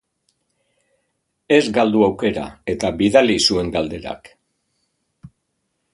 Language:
Basque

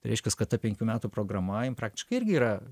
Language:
Lithuanian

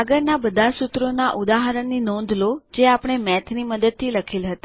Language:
Gujarati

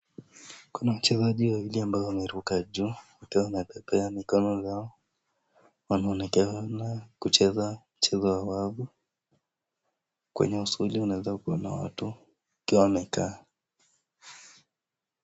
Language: Swahili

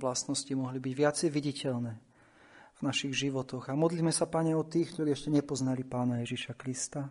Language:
Slovak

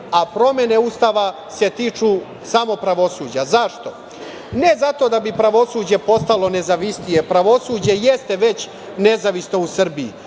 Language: Serbian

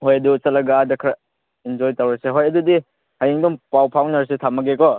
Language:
Manipuri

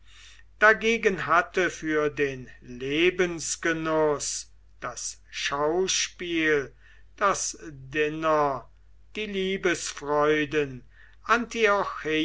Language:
German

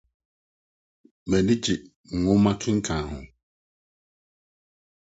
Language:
Akan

